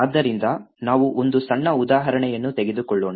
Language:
Kannada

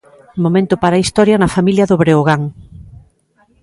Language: Galician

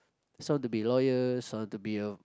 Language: English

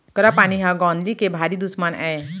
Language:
Chhattisgarhi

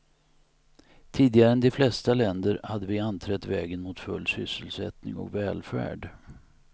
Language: Swedish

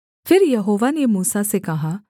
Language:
Hindi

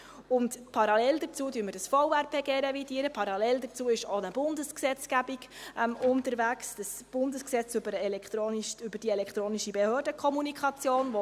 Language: Swiss German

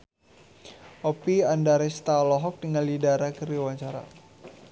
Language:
Sundanese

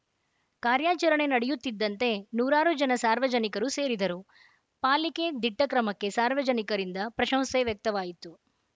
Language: Kannada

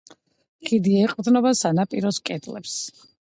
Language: Georgian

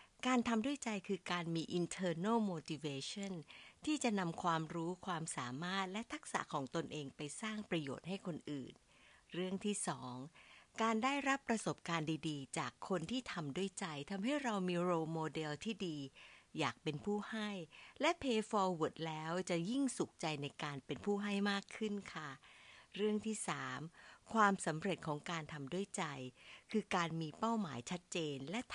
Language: Thai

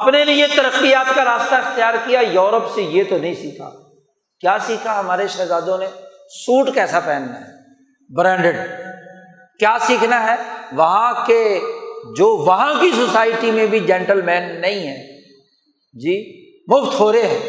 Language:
Urdu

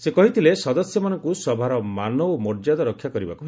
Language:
Odia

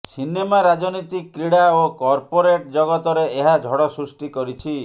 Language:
Odia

